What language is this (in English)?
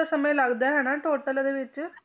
Punjabi